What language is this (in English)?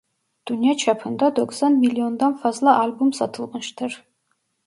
Turkish